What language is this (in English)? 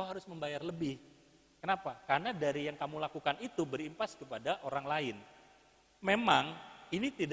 Indonesian